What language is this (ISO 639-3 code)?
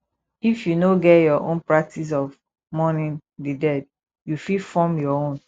pcm